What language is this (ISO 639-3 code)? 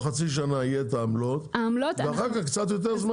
heb